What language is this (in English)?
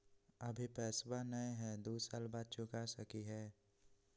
Magahi